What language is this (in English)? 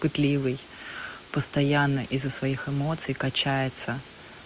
Russian